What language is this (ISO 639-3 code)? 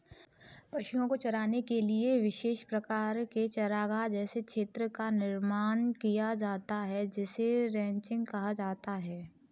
hin